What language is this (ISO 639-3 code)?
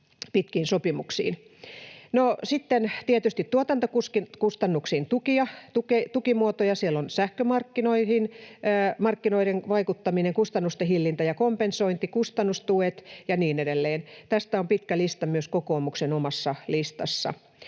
fin